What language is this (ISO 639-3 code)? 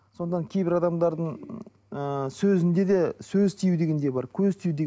kaz